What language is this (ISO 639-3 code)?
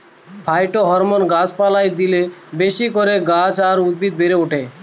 ben